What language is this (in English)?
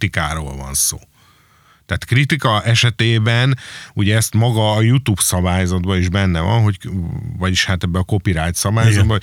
Hungarian